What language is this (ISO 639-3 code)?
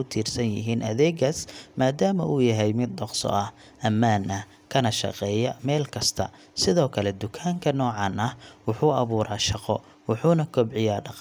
som